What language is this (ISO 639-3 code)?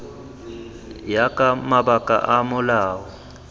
tsn